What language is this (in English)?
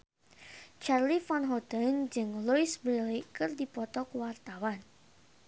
Sundanese